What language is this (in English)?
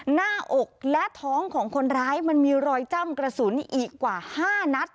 Thai